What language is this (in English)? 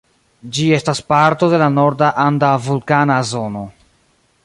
Esperanto